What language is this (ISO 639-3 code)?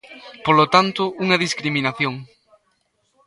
glg